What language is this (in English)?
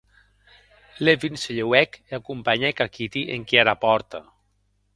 Occitan